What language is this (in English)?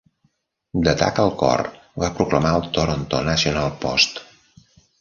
Catalan